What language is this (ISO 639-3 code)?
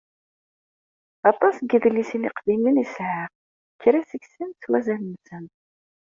kab